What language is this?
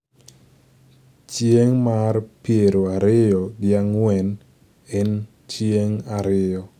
Luo (Kenya and Tanzania)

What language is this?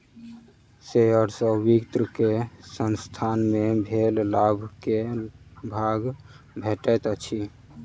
Maithili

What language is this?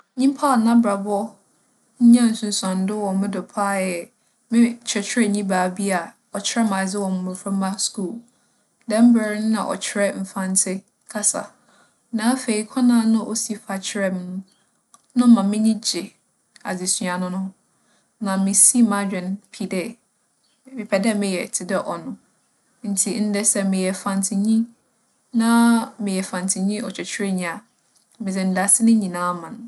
Akan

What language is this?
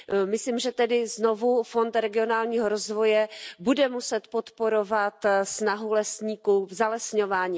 Czech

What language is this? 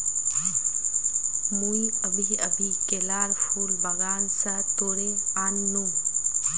Magahi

